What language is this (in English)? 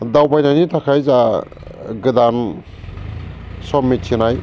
Bodo